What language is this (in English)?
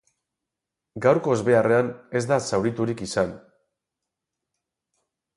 Basque